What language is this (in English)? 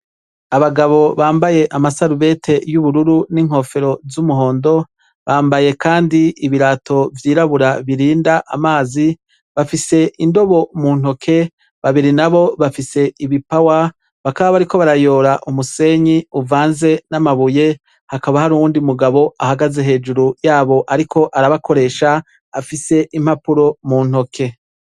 Rundi